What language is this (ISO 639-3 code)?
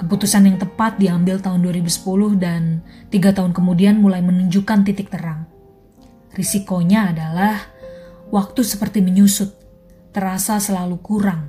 ind